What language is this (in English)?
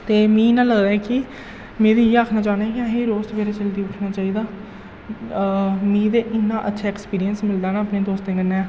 Dogri